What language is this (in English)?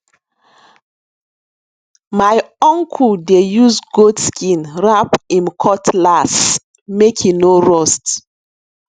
Nigerian Pidgin